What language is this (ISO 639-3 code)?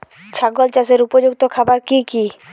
ben